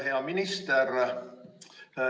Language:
Estonian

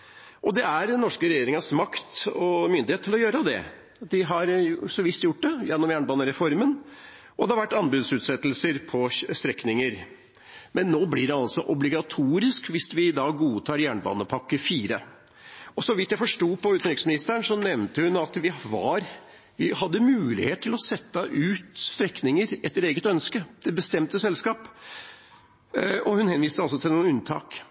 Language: Norwegian Bokmål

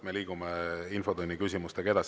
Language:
Estonian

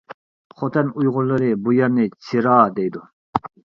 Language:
Uyghur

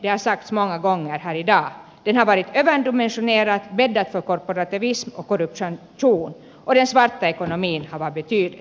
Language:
Finnish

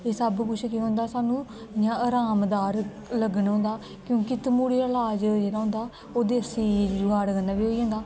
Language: Dogri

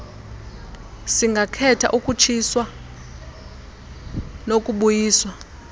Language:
Xhosa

